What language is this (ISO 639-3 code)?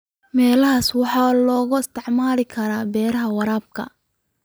som